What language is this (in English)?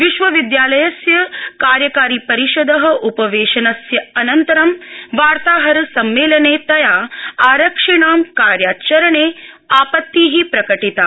Sanskrit